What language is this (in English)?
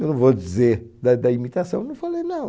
Portuguese